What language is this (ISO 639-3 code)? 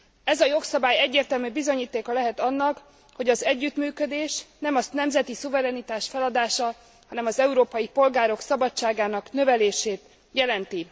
hun